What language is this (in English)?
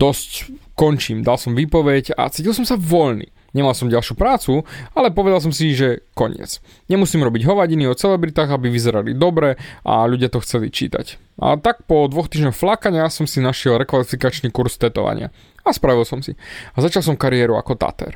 Slovak